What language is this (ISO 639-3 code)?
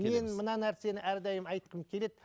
kaz